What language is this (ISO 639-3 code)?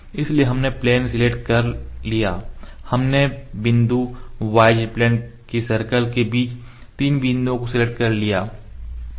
hin